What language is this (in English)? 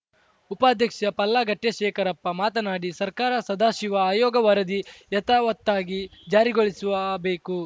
Kannada